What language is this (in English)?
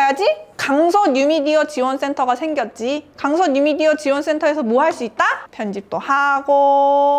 Korean